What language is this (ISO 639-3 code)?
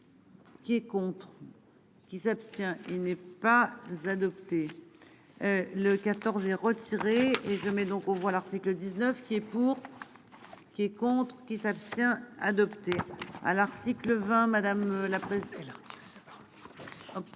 fra